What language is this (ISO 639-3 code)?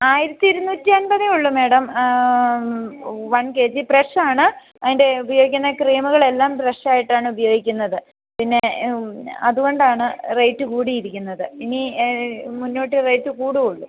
mal